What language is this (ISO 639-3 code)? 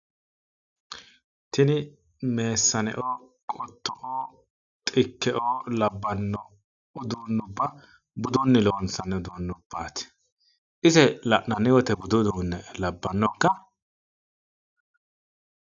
sid